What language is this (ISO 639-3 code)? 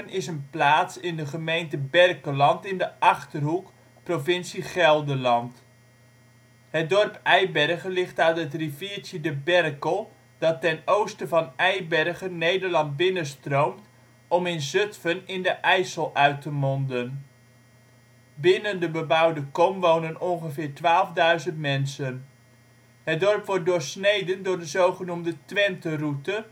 nld